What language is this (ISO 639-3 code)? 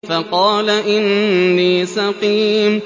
ara